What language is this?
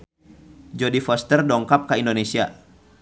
Sundanese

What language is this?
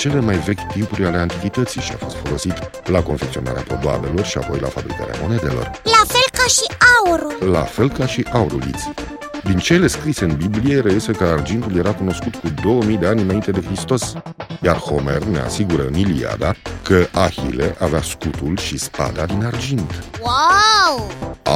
Romanian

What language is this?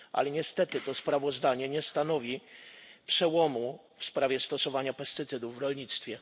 Polish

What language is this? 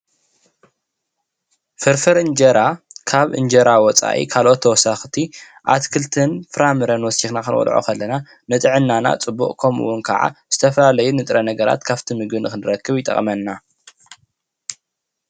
Tigrinya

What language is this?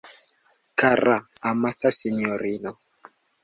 Esperanto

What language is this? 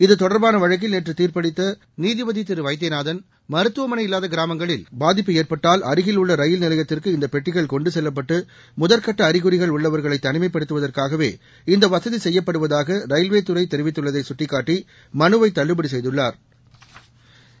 Tamil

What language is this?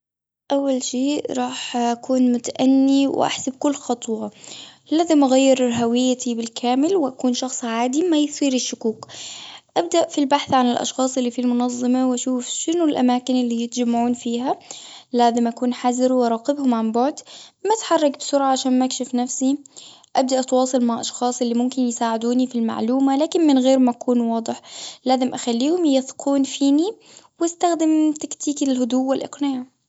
Gulf Arabic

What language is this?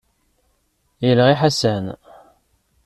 Kabyle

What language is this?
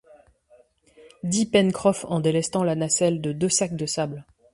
French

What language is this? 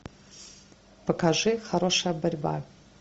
Russian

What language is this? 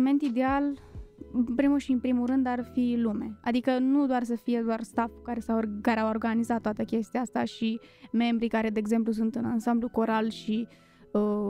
Romanian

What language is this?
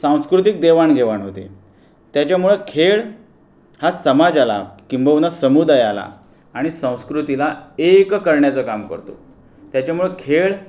Marathi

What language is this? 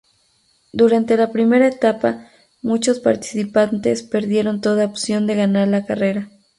Spanish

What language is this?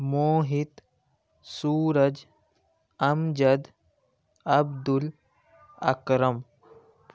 Urdu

